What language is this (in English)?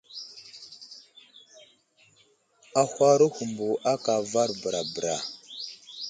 Wuzlam